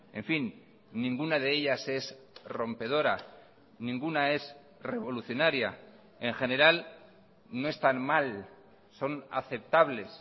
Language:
Spanish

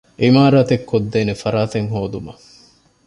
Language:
Divehi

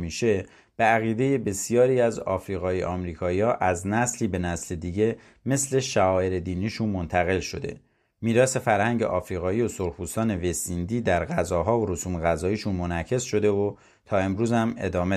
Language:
Persian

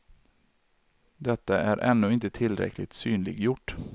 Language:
Swedish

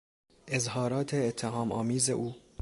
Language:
Persian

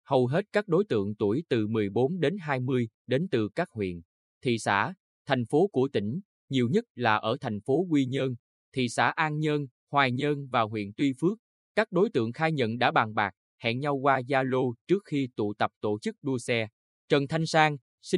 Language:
Vietnamese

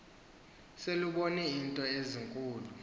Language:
Xhosa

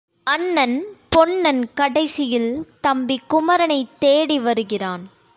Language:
Tamil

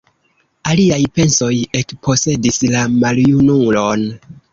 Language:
Esperanto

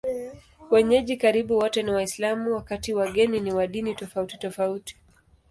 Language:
Swahili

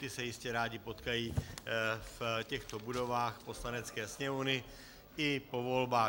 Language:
Czech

